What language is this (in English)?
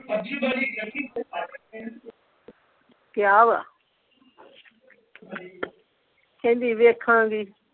Punjabi